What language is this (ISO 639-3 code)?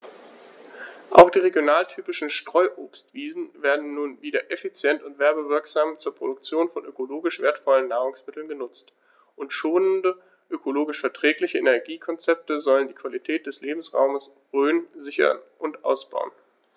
deu